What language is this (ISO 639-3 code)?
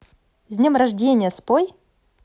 rus